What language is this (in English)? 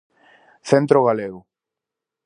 Galician